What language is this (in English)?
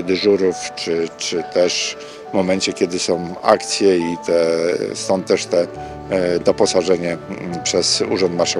Polish